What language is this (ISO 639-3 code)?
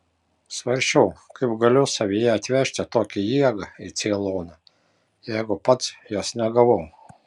lit